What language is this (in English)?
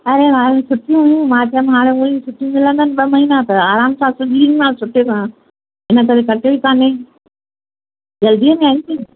Sindhi